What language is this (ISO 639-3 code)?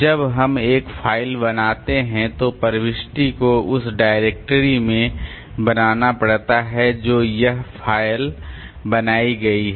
hin